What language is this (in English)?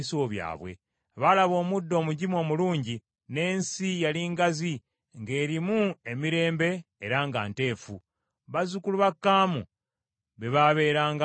Ganda